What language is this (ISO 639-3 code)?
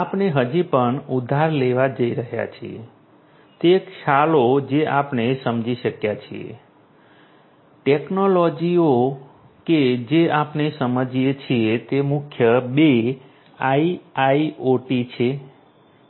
guj